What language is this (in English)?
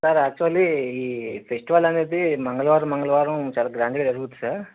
Telugu